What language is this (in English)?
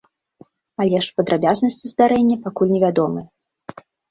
Belarusian